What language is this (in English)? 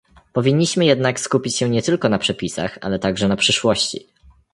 Polish